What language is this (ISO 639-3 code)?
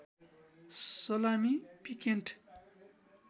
nep